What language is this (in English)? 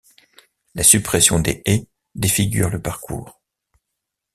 French